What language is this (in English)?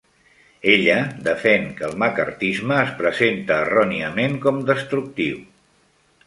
Catalan